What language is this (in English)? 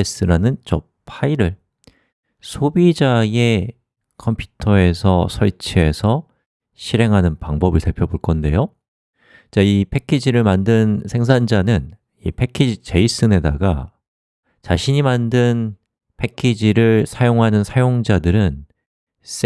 Korean